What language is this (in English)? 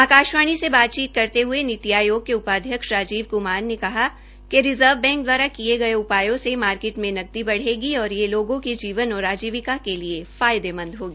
Hindi